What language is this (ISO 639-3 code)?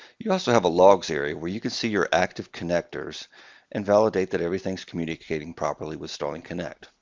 eng